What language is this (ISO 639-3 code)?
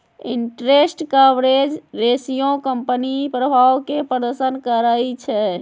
mag